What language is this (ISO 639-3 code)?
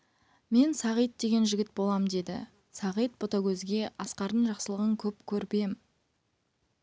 kaz